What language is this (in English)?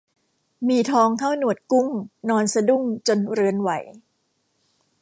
Thai